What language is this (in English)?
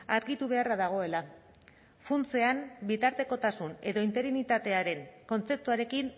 Basque